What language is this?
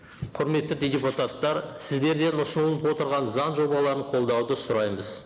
Kazakh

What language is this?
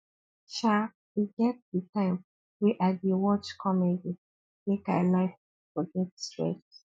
Nigerian Pidgin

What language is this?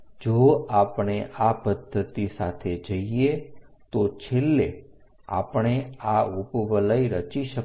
Gujarati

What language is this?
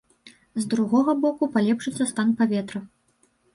Belarusian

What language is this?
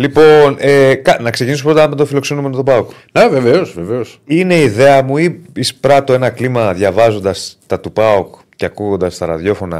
Greek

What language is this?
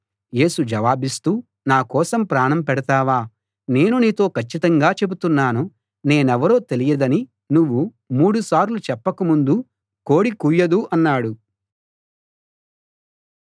Telugu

